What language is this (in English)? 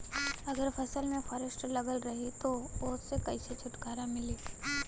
Bhojpuri